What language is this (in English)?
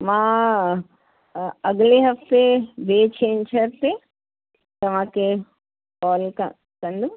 Sindhi